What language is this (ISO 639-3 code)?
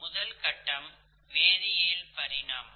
tam